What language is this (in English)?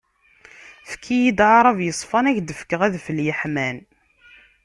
Kabyle